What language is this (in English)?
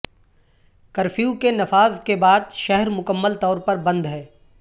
Urdu